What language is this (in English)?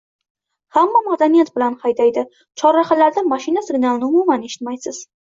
Uzbek